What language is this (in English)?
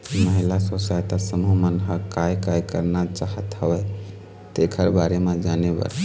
Chhattisgarhi